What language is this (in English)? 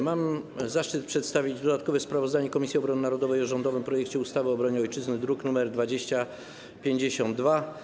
Polish